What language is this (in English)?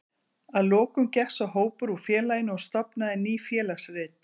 Icelandic